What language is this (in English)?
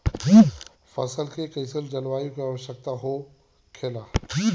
Bhojpuri